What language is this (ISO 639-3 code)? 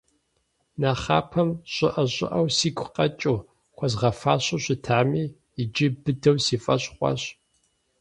kbd